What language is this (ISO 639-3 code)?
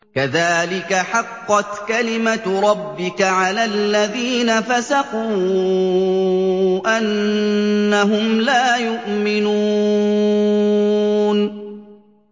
ara